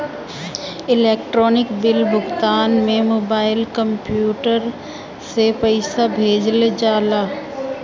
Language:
Bhojpuri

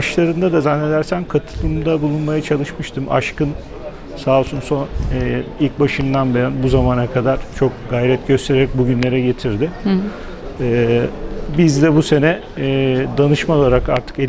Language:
Turkish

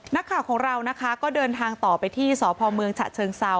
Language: Thai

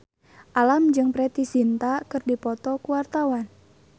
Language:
Sundanese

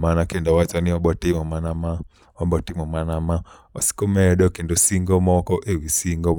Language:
Luo (Kenya and Tanzania)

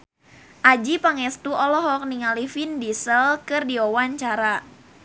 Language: Sundanese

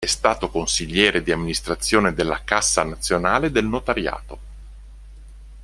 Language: Italian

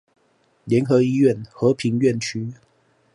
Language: Chinese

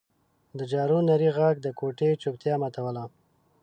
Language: Pashto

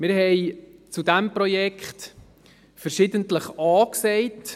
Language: Swiss German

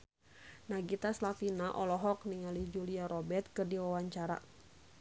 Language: Sundanese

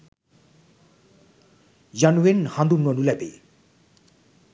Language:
Sinhala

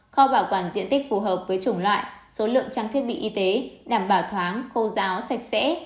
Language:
Vietnamese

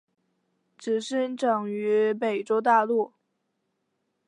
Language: Chinese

